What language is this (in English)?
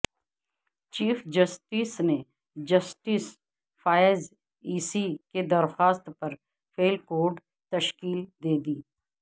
Urdu